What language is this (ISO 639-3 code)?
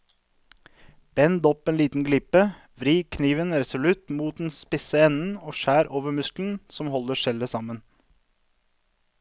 nor